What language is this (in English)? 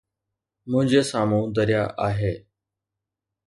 Sindhi